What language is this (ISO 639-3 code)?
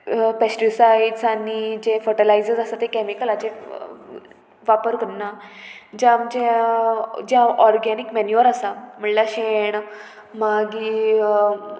kok